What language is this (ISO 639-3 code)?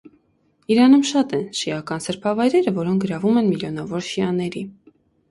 hye